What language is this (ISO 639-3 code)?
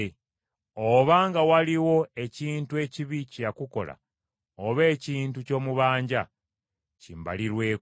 lug